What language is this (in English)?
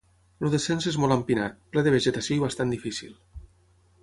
Catalan